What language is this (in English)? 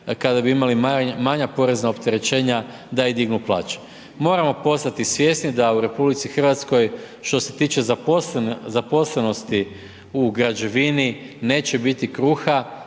Croatian